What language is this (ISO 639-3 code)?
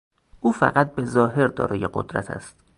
fas